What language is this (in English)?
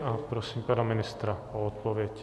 Czech